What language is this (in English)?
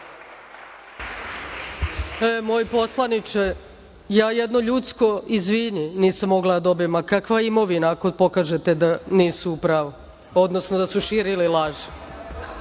Serbian